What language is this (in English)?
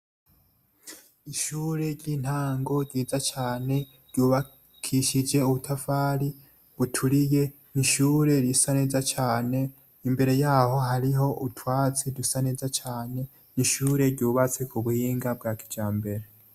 Rundi